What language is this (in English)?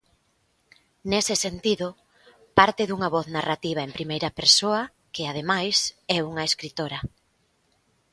Galician